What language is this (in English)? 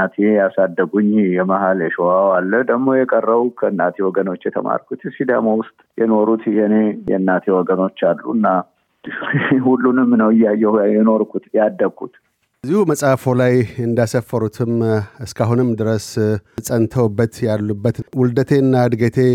Amharic